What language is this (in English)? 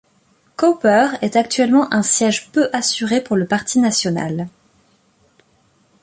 French